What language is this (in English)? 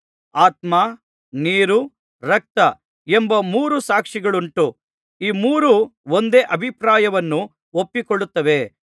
Kannada